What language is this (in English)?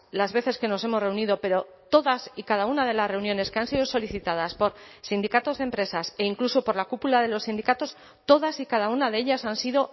Spanish